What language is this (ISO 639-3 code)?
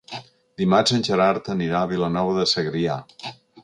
cat